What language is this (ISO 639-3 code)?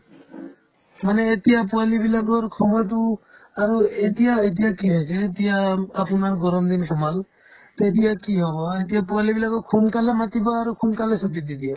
asm